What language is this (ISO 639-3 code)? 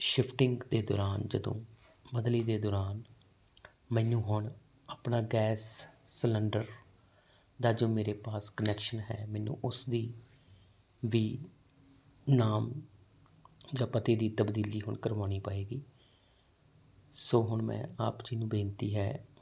pan